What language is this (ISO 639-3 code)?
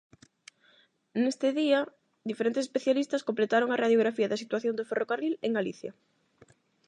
glg